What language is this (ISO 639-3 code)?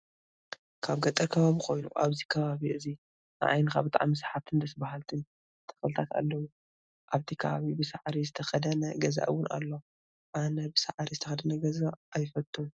tir